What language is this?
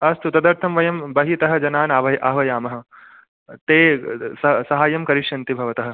Sanskrit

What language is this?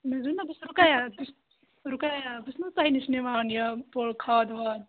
Kashmiri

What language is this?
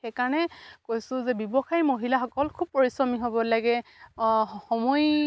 Assamese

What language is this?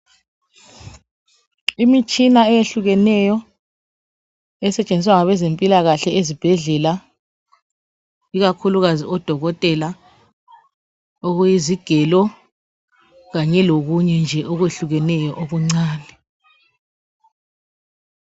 North Ndebele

